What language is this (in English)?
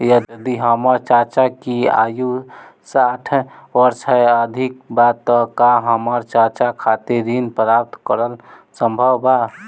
Bhojpuri